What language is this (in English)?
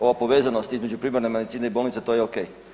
Croatian